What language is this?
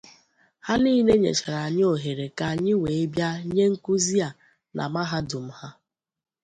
Igbo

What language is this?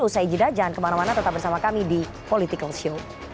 Indonesian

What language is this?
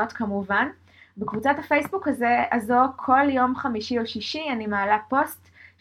Hebrew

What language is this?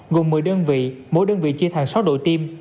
Vietnamese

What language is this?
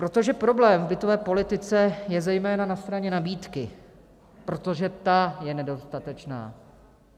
Czech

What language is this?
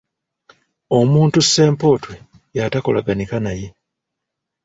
Ganda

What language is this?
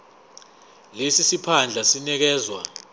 Zulu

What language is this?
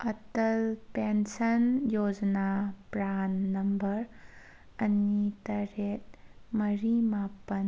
Manipuri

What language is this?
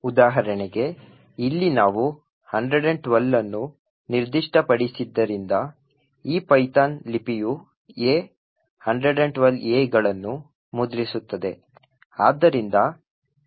Kannada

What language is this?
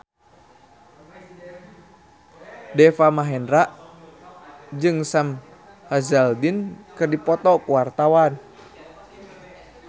Sundanese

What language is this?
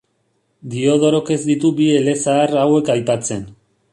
Basque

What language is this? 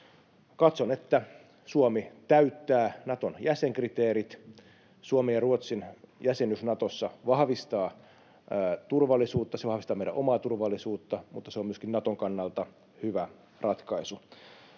Finnish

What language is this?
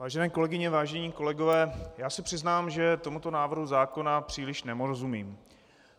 Czech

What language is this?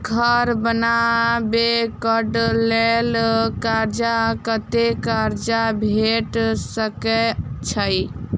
Maithili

